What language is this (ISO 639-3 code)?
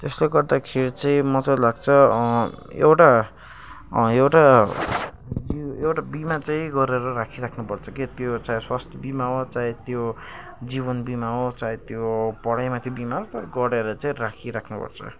nep